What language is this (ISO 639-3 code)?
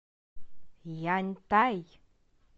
rus